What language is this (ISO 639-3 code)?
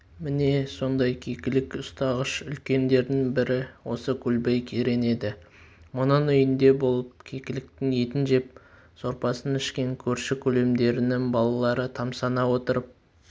kaz